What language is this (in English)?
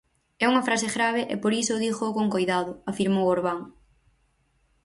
Galician